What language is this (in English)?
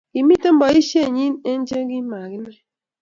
Kalenjin